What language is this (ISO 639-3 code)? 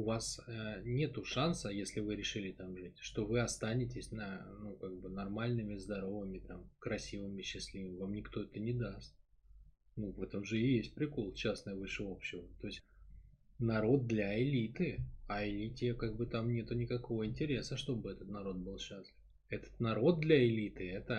rus